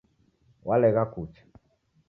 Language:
Taita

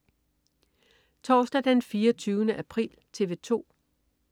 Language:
Danish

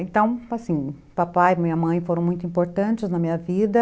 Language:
Portuguese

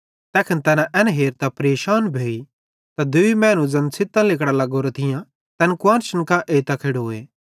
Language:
Bhadrawahi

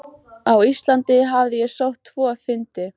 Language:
Icelandic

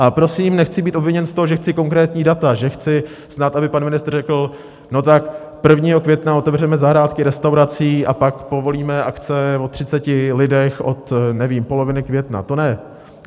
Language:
Czech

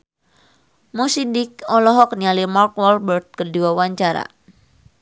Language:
Sundanese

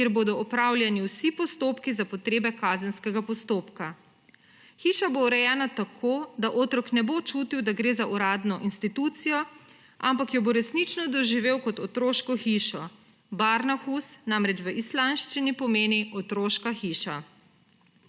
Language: Slovenian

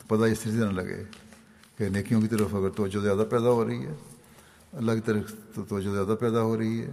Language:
Urdu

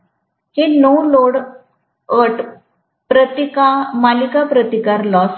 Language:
Marathi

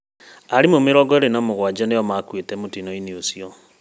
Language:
Kikuyu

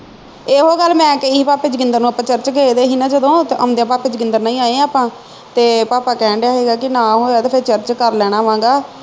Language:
Punjabi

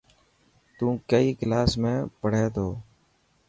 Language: Dhatki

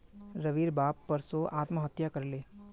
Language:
Magahi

